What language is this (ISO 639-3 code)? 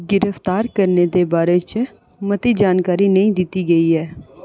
doi